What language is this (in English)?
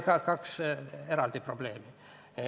Estonian